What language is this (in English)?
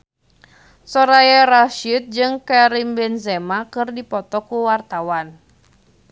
Sundanese